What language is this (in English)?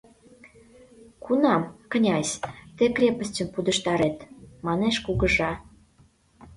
Mari